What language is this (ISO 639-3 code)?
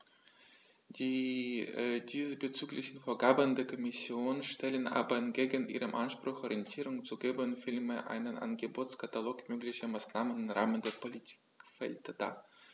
deu